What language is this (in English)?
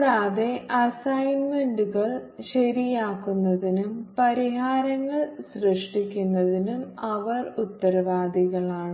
Malayalam